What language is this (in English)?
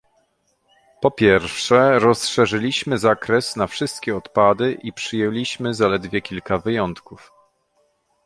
Polish